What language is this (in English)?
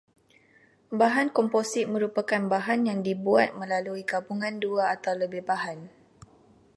Malay